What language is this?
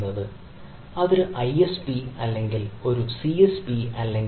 Malayalam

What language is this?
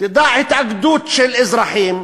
Hebrew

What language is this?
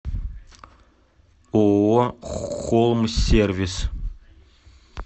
Russian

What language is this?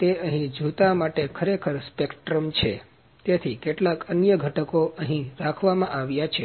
Gujarati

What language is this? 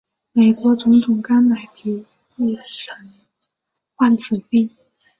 Chinese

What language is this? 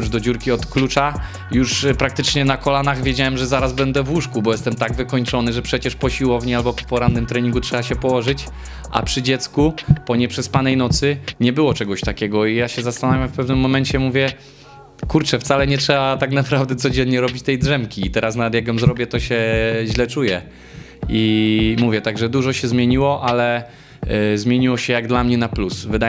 Polish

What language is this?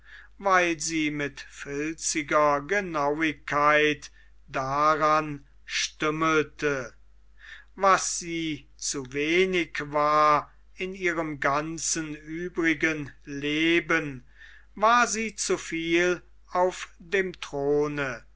German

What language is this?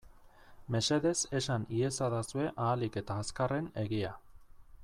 Basque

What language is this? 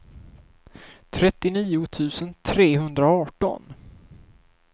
Swedish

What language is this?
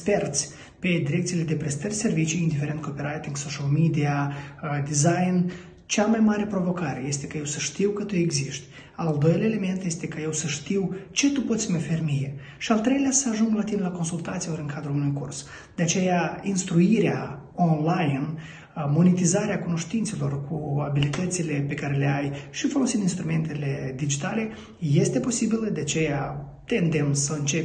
Romanian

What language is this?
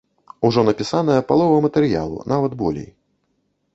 Belarusian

